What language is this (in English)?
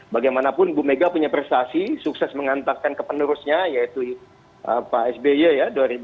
Indonesian